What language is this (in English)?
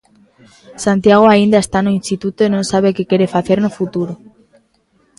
Galician